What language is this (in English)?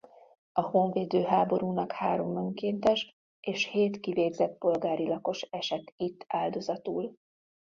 Hungarian